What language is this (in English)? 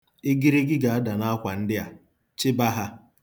Igbo